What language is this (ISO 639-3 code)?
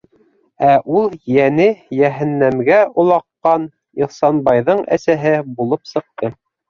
bak